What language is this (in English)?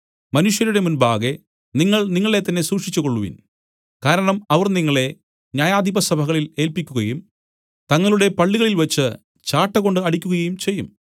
Malayalam